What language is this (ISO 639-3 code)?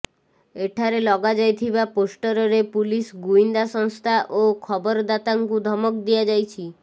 ori